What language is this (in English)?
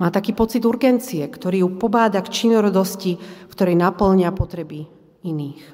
Slovak